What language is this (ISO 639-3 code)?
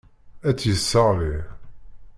kab